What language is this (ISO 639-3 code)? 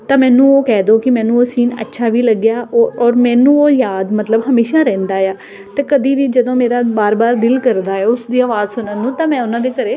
pan